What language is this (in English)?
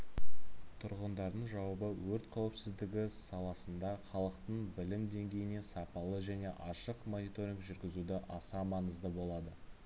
Kazakh